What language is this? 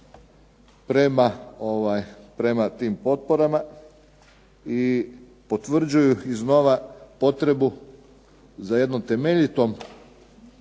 Croatian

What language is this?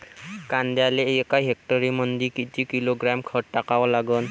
Marathi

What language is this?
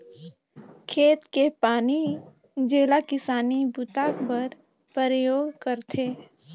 Chhattisgarhi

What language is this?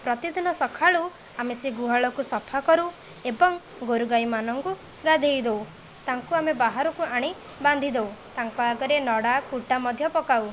Odia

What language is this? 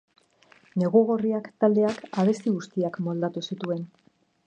Basque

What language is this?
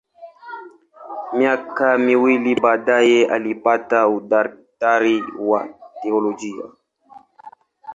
Swahili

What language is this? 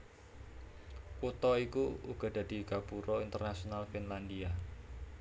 Javanese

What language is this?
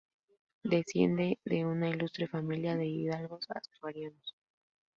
Spanish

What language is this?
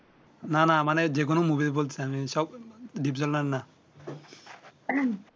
Bangla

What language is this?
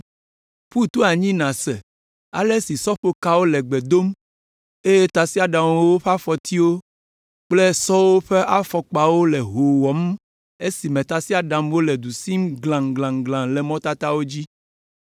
Ewe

